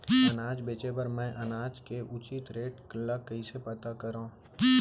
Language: Chhattisgarhi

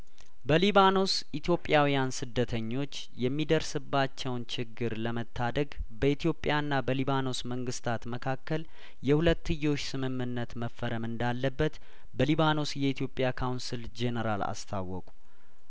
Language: Amharic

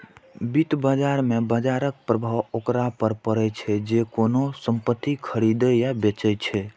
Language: Maithili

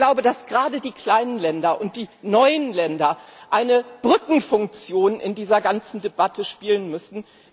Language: German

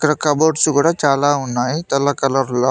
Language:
Telugu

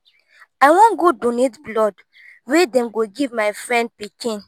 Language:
Nigerian Pidgin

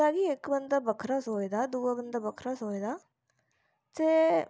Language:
Dogri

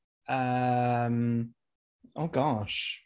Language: Welsh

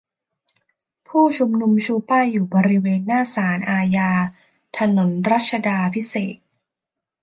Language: Thai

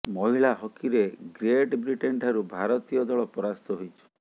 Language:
Odia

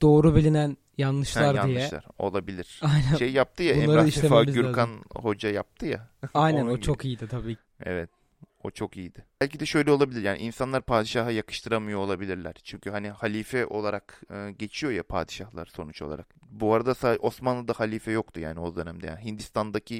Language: Turkish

